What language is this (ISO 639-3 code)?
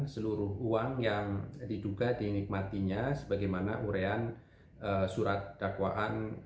ind